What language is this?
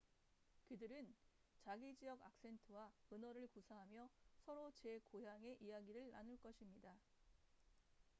Korean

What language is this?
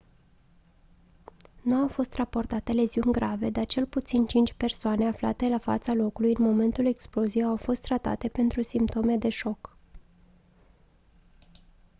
Romanian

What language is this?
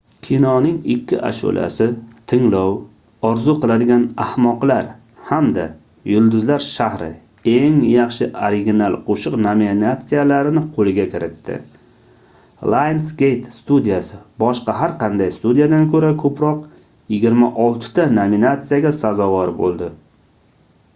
Uzbek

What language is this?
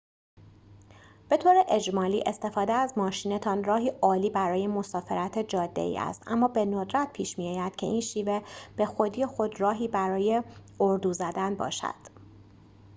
Persian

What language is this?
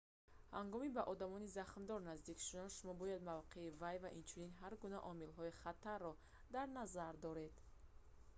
Tajik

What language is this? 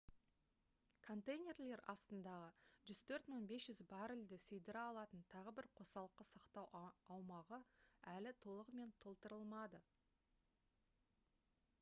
Kazakh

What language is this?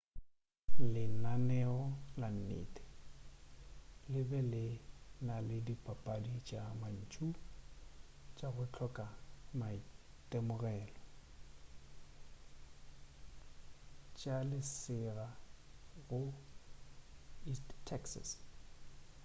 Northern Sotho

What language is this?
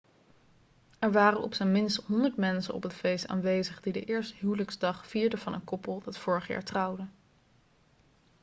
Dutch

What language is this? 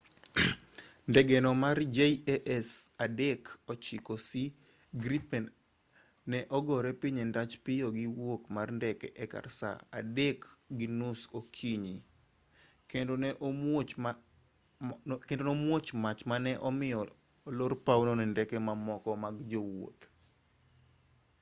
Luo (Kenya and Tanzania)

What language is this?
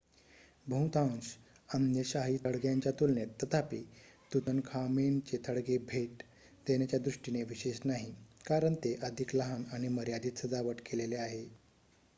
Marathi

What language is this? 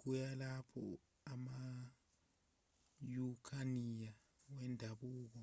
Zulu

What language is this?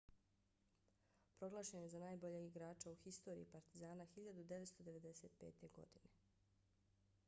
Bosnian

